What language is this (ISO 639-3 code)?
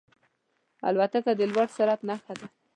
pus